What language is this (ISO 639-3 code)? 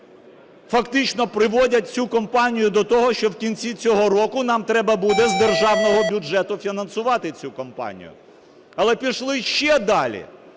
ukr